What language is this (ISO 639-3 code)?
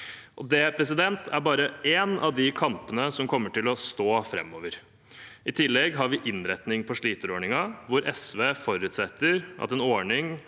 nor